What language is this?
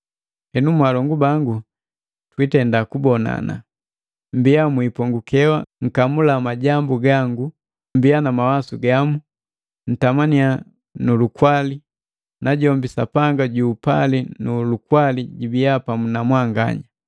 Matengo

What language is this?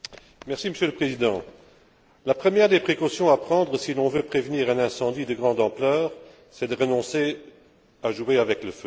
French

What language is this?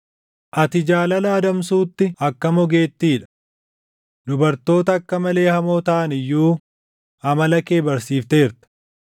Oromo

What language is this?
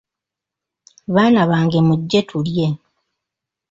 Ganda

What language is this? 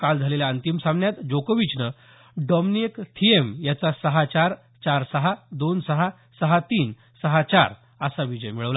Marathi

